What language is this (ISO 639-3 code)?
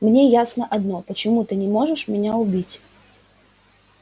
rus